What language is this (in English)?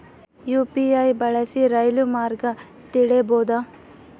Kannada